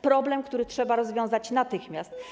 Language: Polish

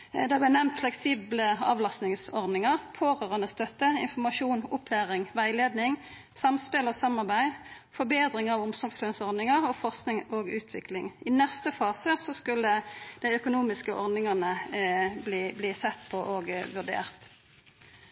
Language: Norwegian Nynorsk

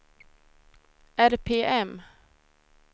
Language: Swedish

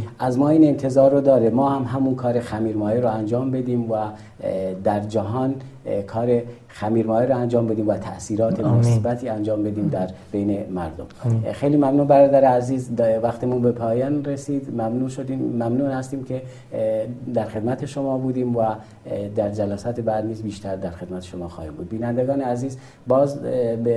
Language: Persian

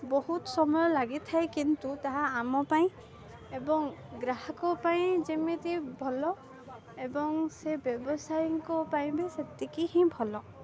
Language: Odia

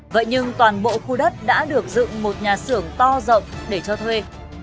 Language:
Vietnamese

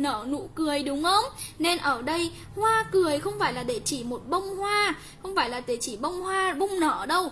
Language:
Vietnamese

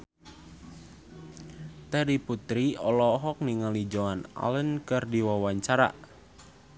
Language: Sundanese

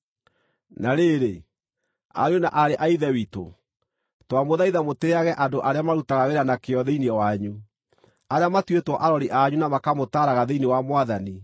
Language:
Kikuyu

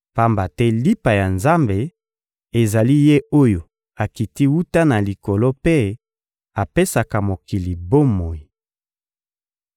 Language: Lingala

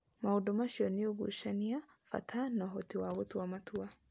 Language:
Kikuyu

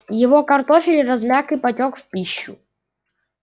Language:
Russian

